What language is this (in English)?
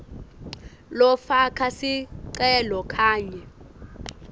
Swati